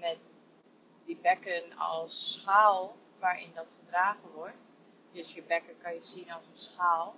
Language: Dutch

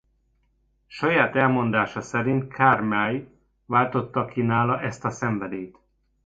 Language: Hungarian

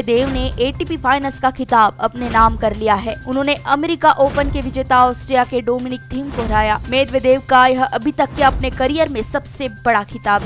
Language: Hindi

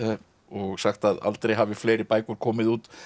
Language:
Icelandic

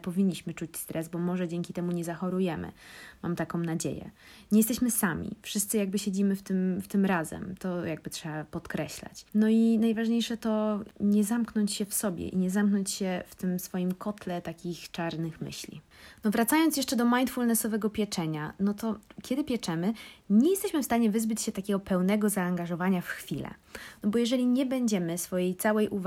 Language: Polish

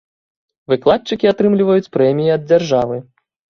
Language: Belarusian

